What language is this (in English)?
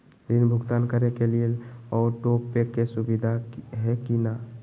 Magahi